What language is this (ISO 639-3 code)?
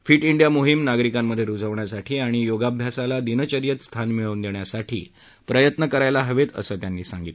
mar